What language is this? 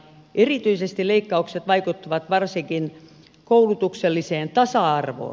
Finnish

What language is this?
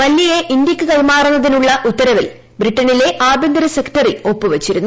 Malayalam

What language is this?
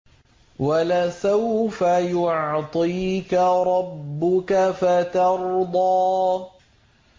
Arabic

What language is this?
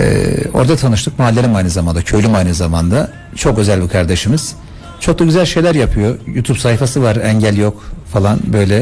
Turkish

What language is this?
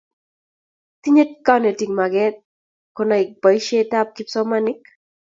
Kalenjin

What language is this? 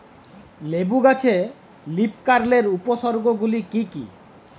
Bangla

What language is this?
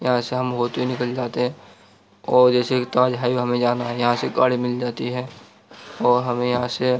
Urdu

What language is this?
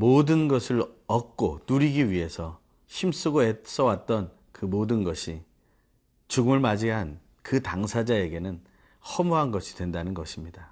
Korean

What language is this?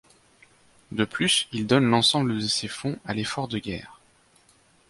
French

